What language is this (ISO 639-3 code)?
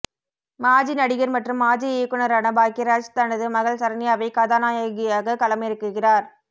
tam